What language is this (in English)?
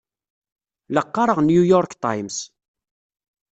Kabyle